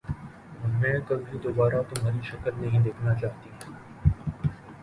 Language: Urdu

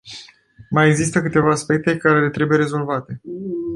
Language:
Romanian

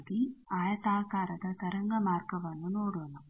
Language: Kannada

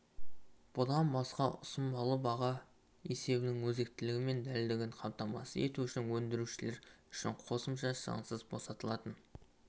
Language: Kazakh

